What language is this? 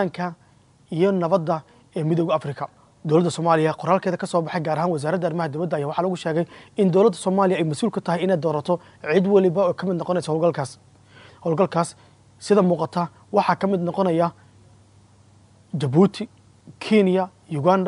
Arabic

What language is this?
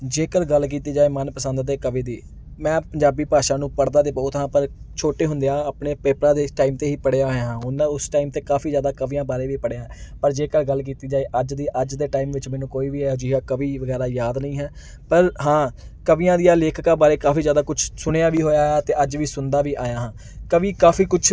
Punjabi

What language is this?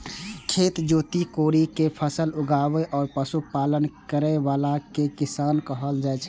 Maithili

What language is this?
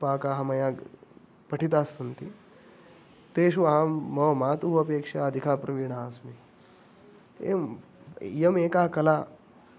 Sanskrit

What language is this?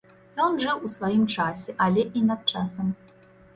Belarusian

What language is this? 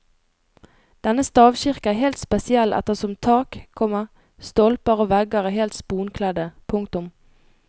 Norwegian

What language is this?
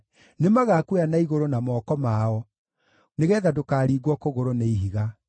Kikuyu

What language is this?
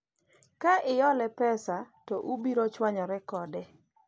Luo (Kenya and Tanzania)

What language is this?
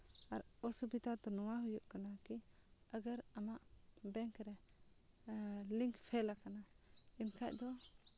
Santali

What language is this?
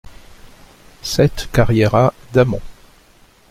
French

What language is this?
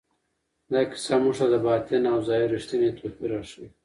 Pashto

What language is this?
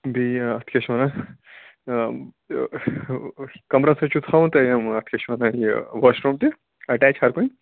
Kashmiri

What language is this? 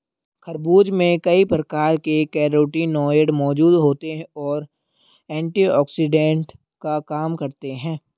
Hindi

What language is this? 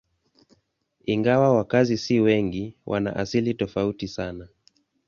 Swahili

